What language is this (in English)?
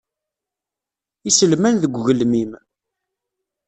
Kabyle